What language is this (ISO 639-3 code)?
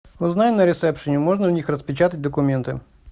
rus